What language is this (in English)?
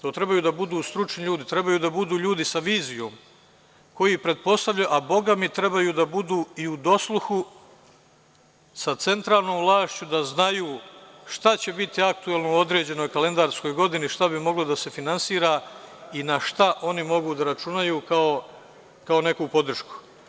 Serbian